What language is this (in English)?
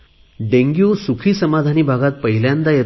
Marathi